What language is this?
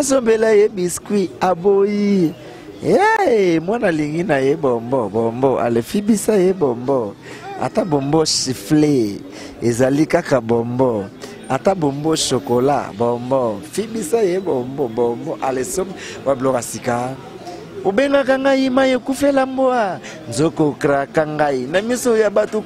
French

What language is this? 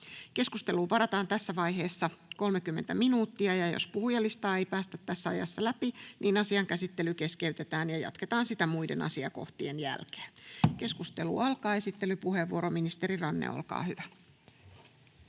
Finnish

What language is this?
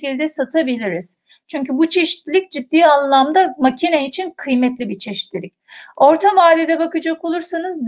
Turkish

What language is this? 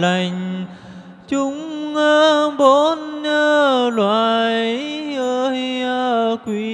Vietnamese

